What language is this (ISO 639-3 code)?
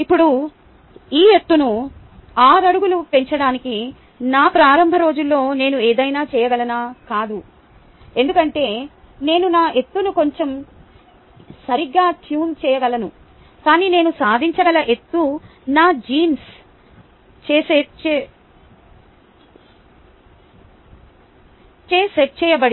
tel